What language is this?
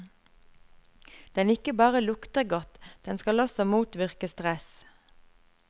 Norwegian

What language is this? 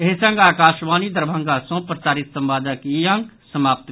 Maithili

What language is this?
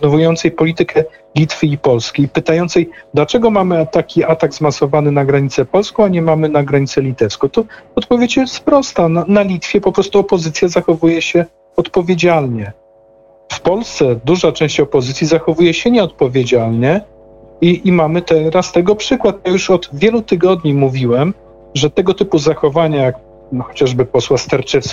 Polish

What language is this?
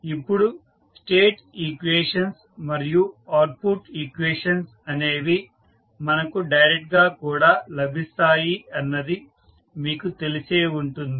Telugu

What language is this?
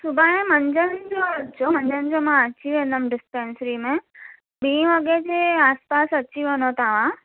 Sindhi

